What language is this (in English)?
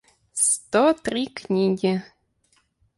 Russian